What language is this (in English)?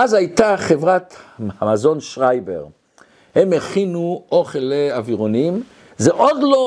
Hebrew